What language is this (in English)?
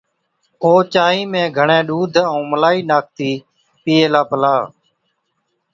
Od